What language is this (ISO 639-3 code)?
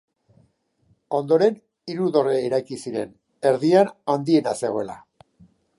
eus